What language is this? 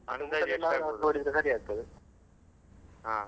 Kannada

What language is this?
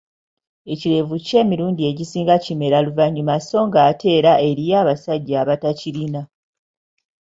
Ganda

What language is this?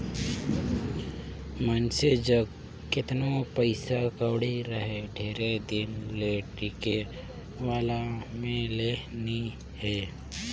Chhattisgarhi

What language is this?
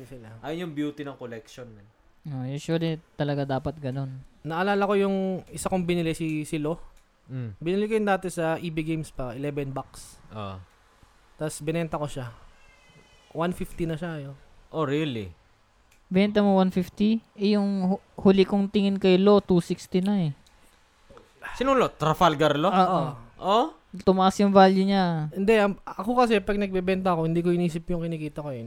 Filipino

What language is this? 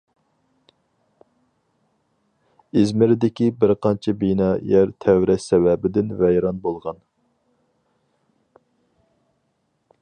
Uyghur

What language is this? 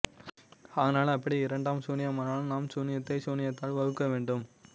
Tamil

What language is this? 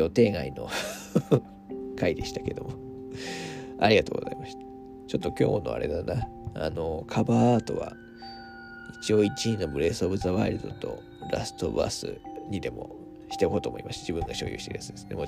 Japanese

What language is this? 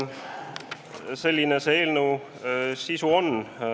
Estonian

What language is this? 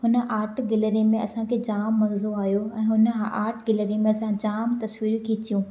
Sindhi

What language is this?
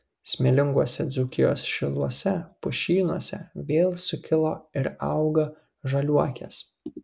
Lithuanian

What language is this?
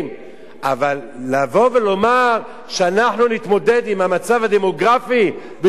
Hebrew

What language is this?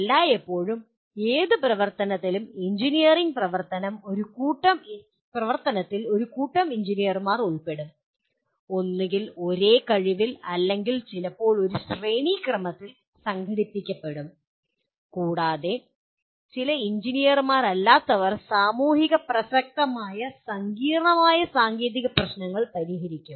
Malayalam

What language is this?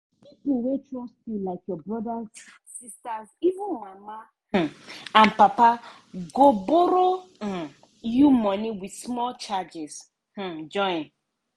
Nigerian Pidgin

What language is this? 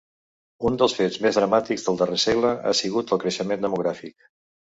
Catalan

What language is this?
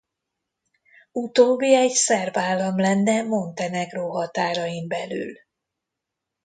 Hungarian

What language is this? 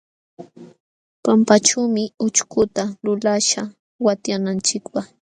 Jauja Wanca Quechua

